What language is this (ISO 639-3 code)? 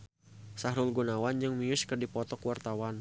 sun